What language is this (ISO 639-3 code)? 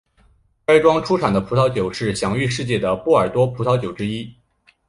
zho